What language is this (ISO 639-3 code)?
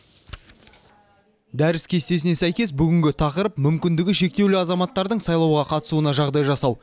kaz